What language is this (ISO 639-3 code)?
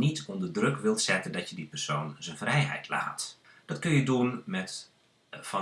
nld